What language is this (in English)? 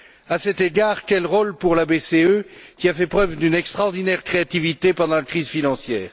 French